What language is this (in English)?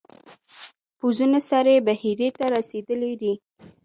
Pashto